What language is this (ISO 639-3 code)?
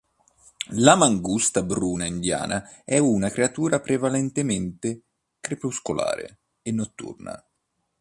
ita